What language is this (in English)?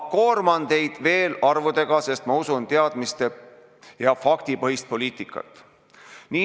Estonian